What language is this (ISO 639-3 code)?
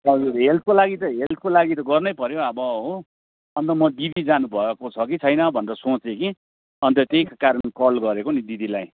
nep